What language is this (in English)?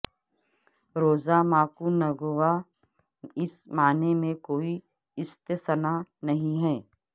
Urdu